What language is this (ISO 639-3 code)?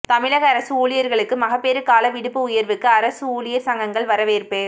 tam